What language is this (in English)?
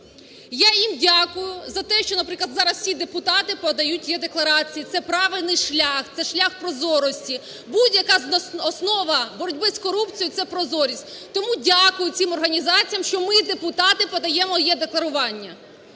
Ukrainian